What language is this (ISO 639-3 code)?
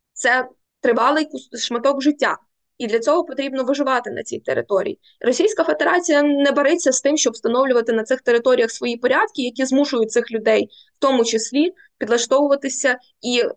ukr